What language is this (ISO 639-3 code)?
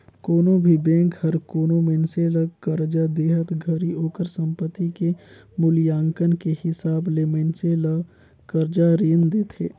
hne